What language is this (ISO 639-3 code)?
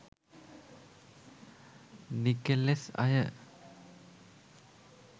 sin